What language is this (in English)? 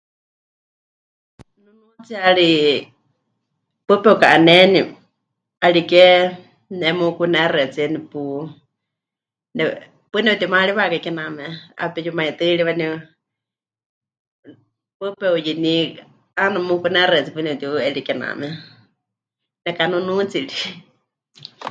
Huichol